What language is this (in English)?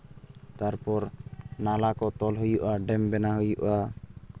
Santali